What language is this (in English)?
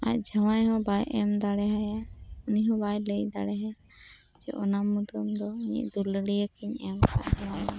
Santali